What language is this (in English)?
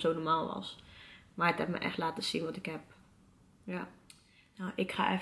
Dutch